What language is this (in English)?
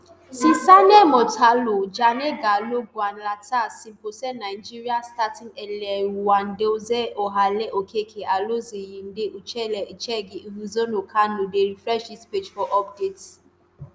Nigerian Pidgin